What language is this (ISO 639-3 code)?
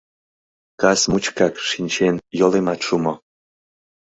chm